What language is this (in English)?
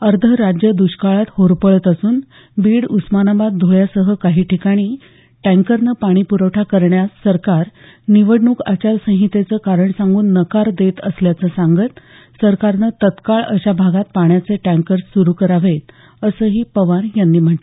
Marathi